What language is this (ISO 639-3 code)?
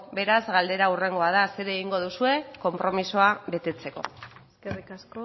eus